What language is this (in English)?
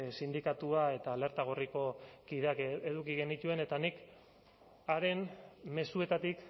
Basque